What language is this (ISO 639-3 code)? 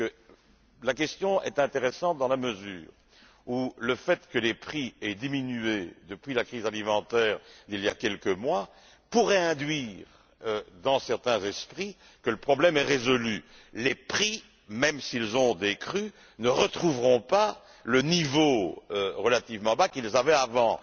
fra